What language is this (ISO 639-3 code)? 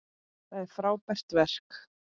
isl